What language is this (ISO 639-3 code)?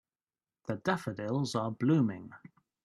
eng